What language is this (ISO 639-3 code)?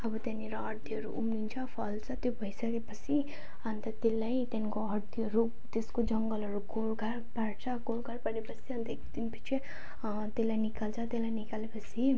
nep